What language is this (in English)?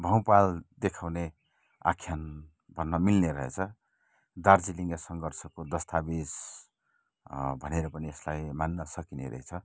Nepali